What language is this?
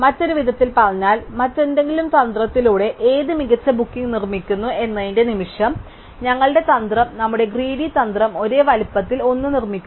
Malayalam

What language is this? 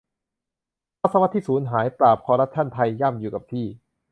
Thai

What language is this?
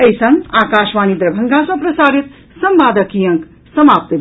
Maithili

